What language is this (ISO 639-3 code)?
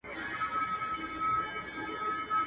pus